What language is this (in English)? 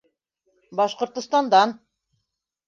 Bashkir